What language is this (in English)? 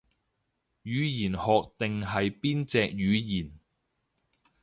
Cantonese